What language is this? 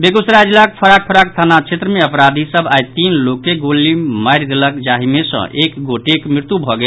Maithili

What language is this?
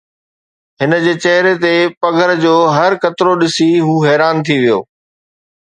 Sindhi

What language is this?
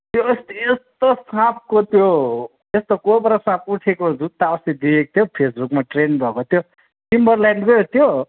Nepali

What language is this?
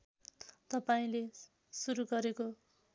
Nepali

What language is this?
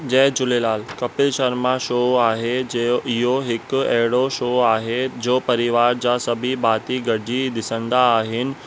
Sindhi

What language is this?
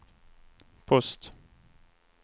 Swedish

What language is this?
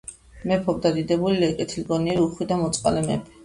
Georgian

